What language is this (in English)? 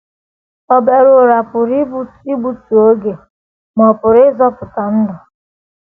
Igbo